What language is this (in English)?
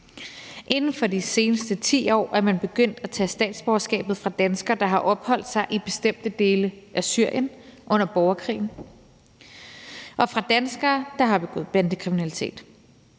Danish